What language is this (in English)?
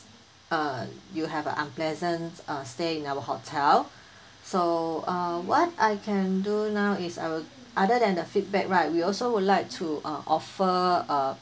English